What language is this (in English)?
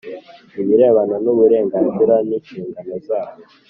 Kinyarwanda